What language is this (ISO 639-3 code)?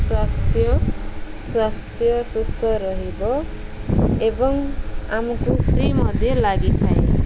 ori